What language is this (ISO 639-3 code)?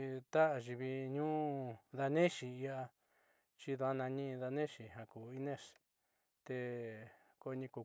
mxy